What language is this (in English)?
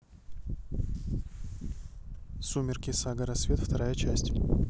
Russian